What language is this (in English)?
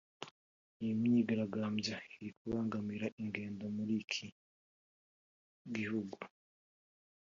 Kinyarwanda